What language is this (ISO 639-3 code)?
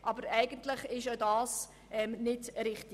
gsw